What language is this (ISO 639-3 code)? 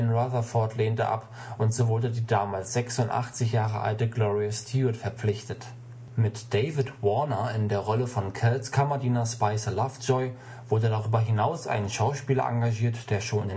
deu